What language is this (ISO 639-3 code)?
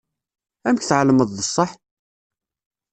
kab